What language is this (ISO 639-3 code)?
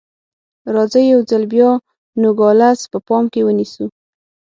pus